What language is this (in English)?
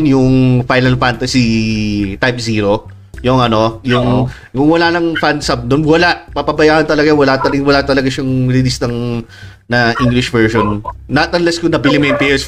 Filipino